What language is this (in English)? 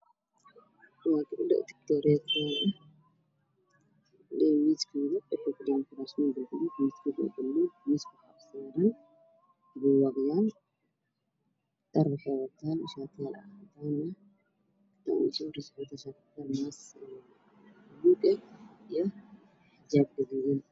Somali